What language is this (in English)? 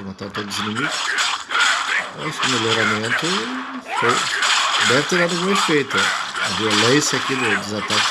Portuguese